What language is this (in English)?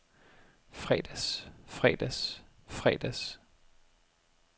Danish